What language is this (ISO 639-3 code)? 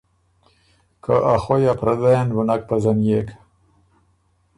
oru